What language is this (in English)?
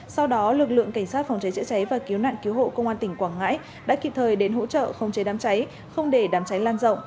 Vietnamese